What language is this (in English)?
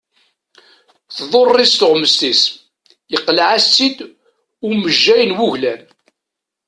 Kabyle